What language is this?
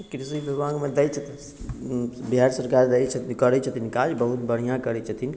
Maithili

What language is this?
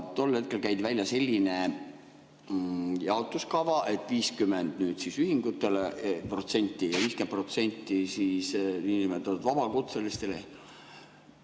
Estonian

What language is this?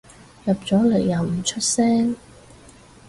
Cantonese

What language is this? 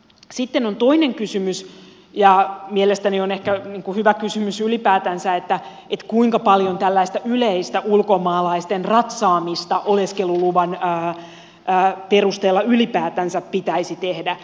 Finnish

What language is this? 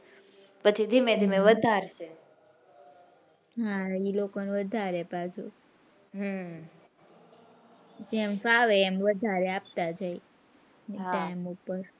Gujarati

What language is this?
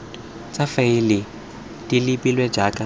Tswana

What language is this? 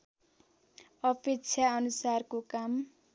Nepali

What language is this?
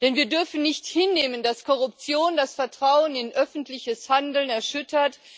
German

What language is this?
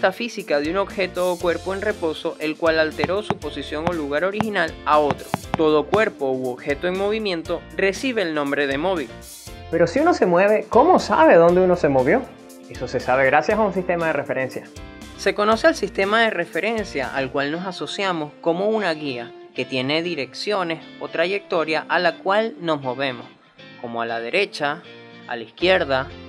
Spanish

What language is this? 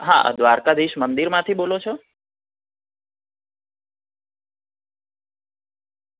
Gujarati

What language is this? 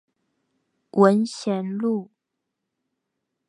Chinese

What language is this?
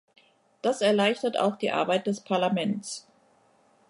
German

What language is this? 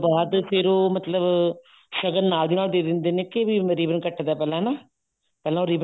Punjabi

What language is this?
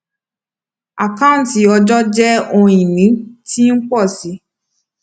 Yoruba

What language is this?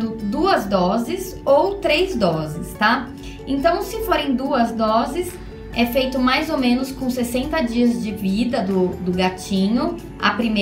Portuguese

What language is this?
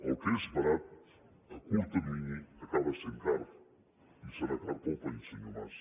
Catalan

